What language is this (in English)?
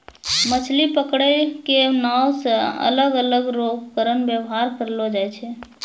Maithili